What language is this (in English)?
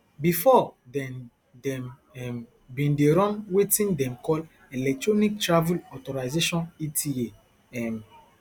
Nigerian Pidgin